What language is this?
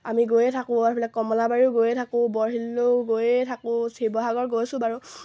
Assamese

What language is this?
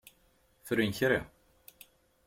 Kabyle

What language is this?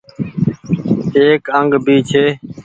Goaria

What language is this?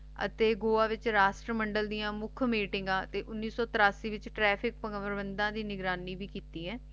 Punjabi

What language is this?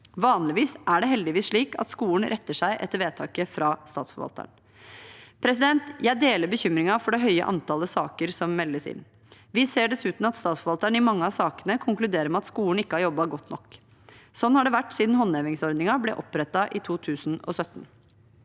Norwegian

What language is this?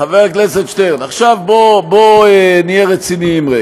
Hebrew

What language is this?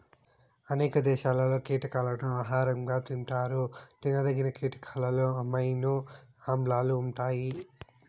Telugu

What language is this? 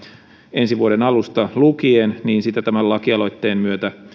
Finnish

